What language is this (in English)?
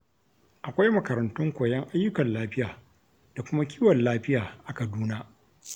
Hausa